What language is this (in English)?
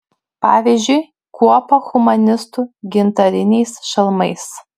Lithuanian